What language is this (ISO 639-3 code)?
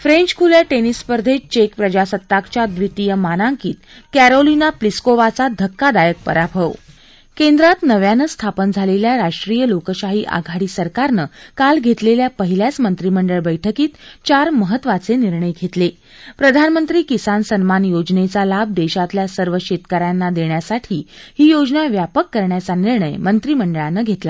mar